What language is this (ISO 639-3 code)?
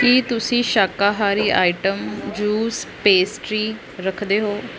pan